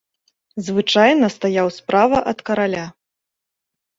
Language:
Belarusian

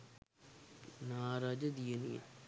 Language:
Sinhala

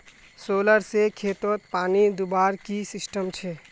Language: Magahi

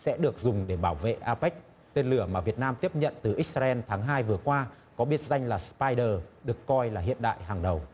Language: Vietnamese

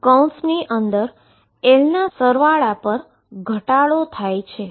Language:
Gujarati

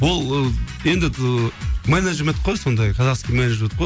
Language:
Kazakh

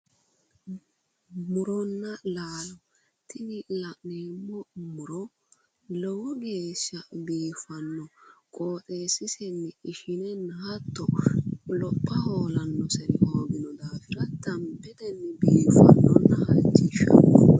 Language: Sidamo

